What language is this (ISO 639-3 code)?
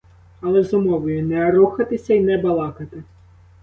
ukr